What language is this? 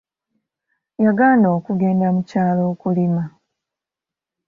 Ganda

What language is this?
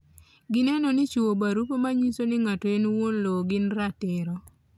Luo (Kenya and Tanzania)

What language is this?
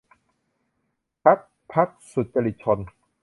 Thai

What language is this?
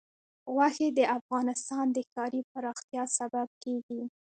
Pashto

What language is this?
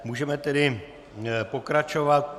Czech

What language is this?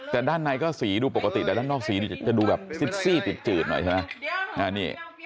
Thai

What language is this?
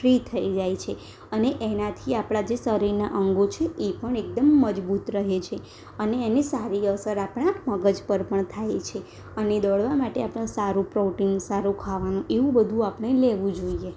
Gujarati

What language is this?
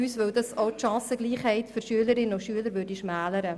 Swiss German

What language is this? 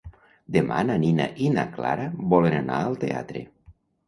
Catalan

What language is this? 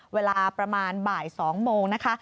Thai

